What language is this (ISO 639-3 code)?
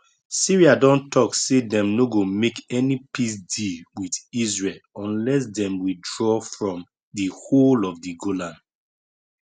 pcm